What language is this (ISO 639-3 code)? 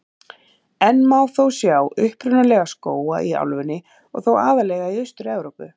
isl